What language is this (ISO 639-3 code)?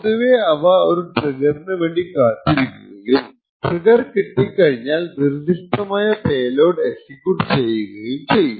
mal